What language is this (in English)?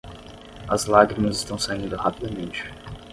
Portuguese